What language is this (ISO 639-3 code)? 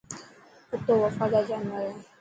mki